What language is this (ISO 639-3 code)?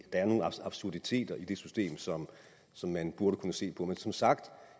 dan